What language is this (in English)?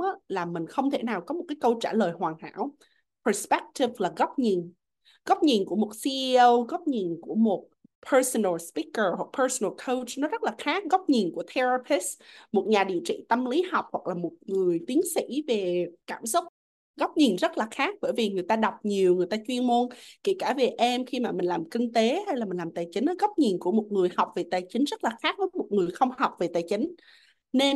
Vietnamese